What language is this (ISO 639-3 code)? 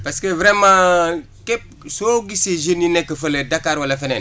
wol